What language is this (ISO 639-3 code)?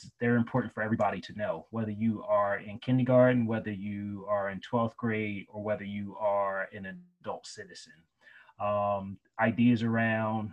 eng